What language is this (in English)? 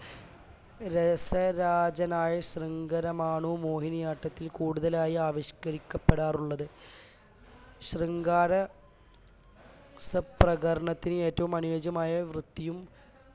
Malayalam